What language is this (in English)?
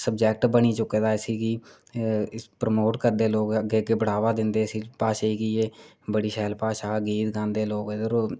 Dogri